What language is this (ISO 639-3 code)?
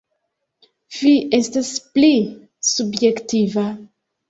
epo